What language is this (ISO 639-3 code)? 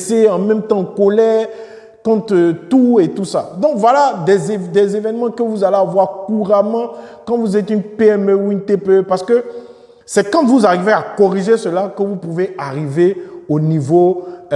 fra